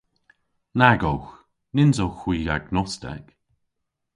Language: Cornish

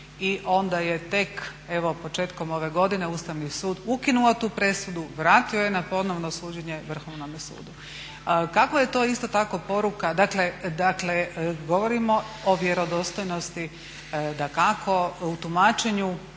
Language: Croatian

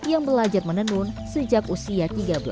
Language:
Indonesian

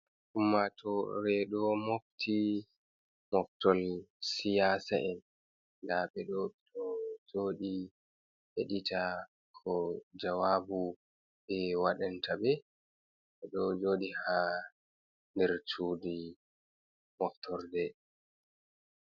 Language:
Fula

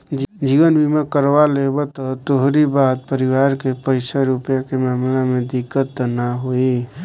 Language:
Bhojpuri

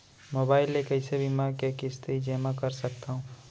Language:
Chhattisgarhi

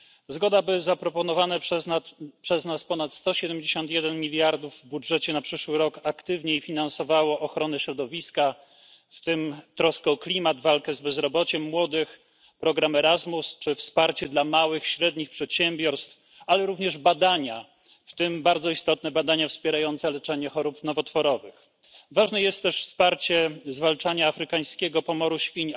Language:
Polish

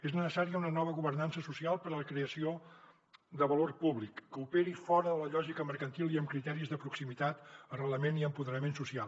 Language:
Catalan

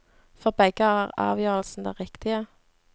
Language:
Norwegian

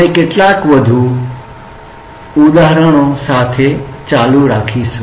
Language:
Gujarati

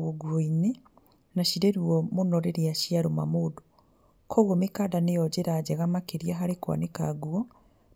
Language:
Kikuyu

